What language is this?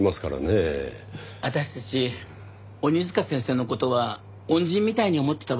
Japanese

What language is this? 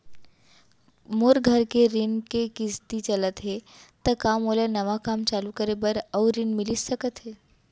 Chhattisgarhi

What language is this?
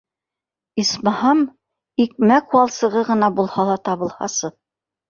Bashkir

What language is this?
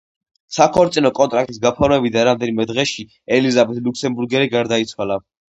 Georgian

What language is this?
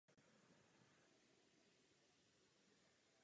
Czech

